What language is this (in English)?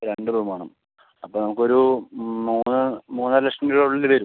Malayalam